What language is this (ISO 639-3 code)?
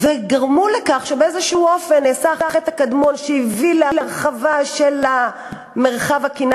heb